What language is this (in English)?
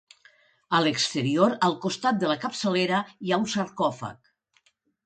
Catalan